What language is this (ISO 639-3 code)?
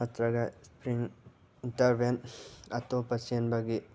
mni